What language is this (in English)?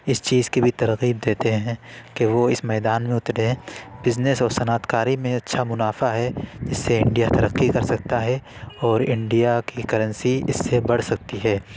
Urdu